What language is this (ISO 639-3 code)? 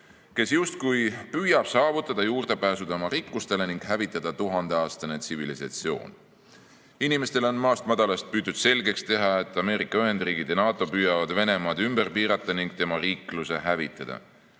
est